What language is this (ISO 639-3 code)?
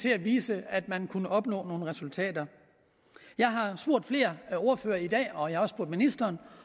dan